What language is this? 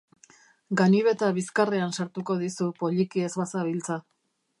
Basque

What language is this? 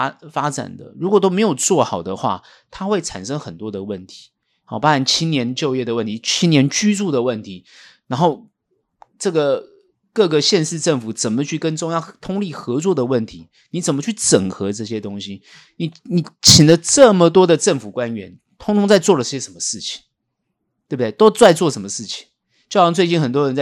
Chinese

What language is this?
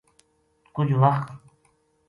Gujari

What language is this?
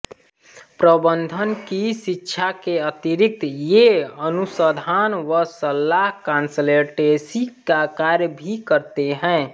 Hindi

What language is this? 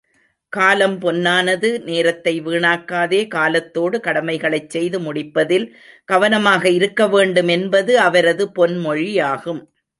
Tamil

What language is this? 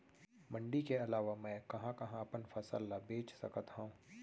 Chhattisgarhi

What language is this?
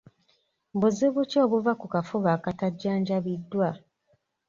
Ganda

